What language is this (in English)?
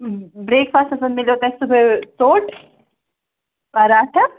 Kashmiri